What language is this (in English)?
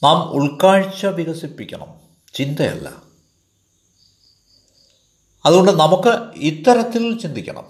Malayalam